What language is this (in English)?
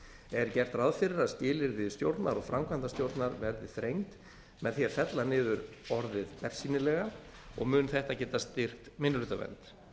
Icelandic